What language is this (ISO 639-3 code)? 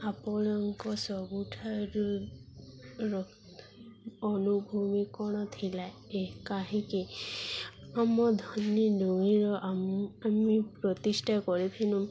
ori